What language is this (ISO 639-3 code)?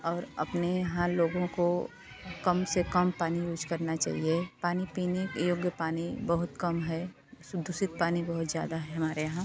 hin